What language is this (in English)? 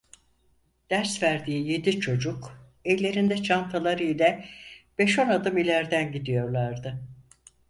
Turkish